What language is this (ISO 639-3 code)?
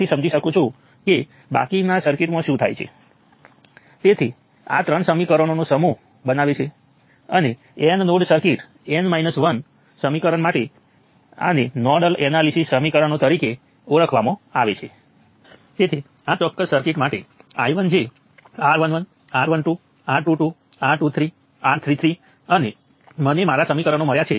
guj